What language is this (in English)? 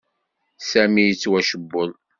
Kabyle